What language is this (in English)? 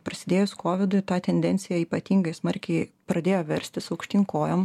Lithuanian